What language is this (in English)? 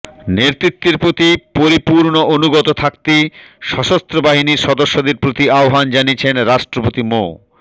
Bangla